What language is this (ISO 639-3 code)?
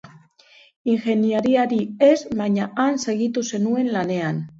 eus